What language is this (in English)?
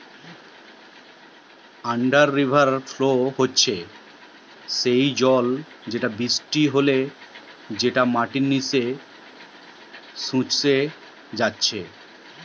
Bangla